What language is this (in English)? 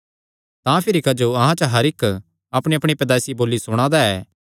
Kangri